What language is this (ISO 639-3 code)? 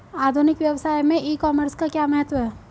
hin